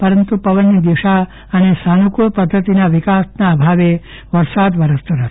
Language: Gujarati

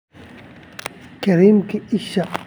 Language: Somali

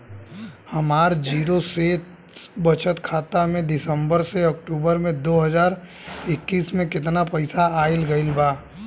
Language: Bhojpuri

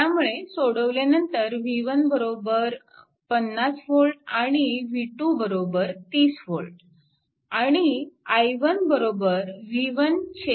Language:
Marathi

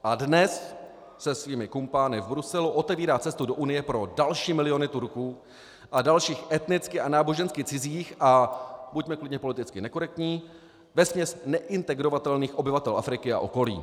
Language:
Czech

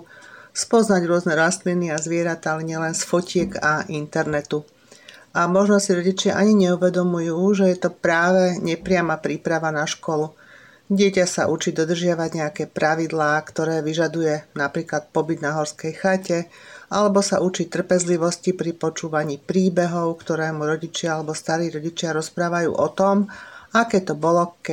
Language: Slovak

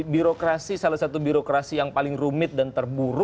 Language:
Indonesian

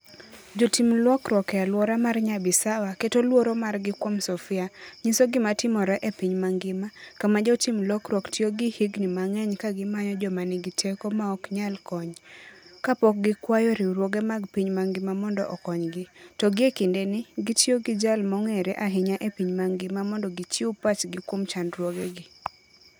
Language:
Luo (Kenya and Tanzania)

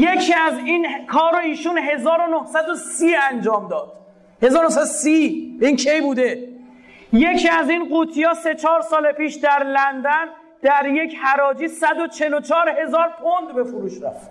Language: Persian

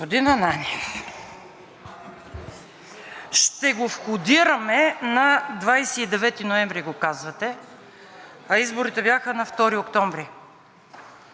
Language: Bulgarian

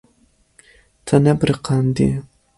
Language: Kurdish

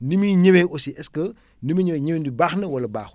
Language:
Wolof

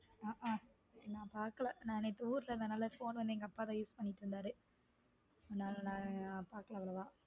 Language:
Tamil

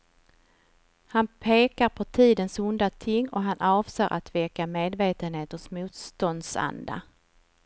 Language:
Swedish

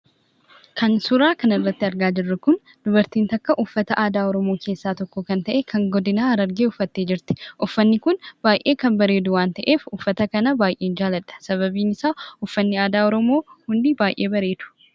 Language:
Oromo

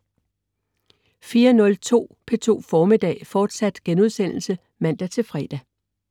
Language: Danish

